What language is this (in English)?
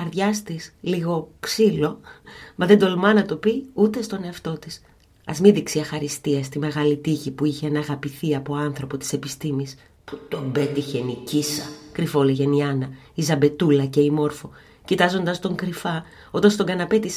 Greek